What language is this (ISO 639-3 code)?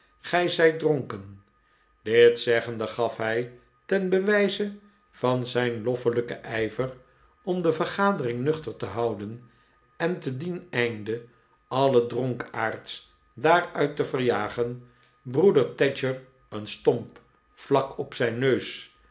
nld